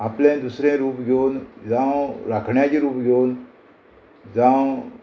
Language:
Konkani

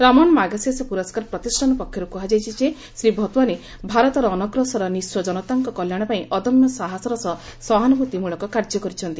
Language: Odia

